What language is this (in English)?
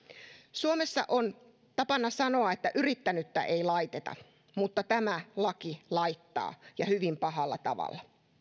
Finnish